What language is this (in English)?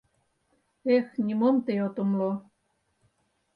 Mari